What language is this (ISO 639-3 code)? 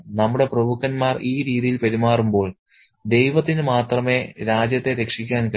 mal